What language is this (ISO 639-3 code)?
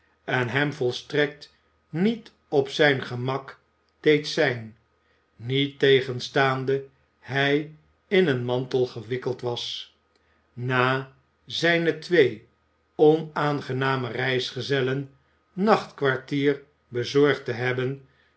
nld